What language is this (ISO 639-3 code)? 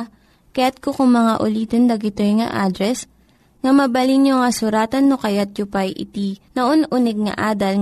fil